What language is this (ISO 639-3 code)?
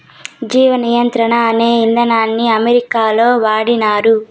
tel